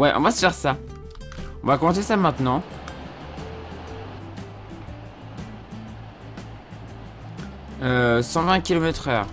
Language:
French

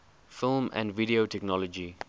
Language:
English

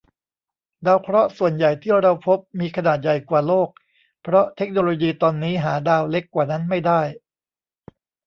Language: Thai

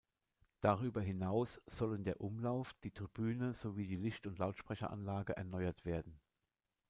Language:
German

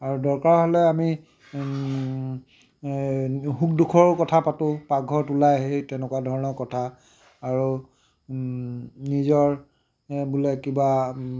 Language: Assamese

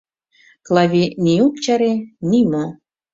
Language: Mari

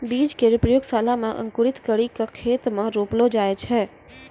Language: Maithili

